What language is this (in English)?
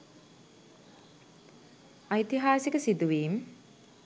Sinhala